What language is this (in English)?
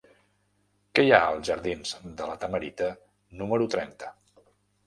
Catalan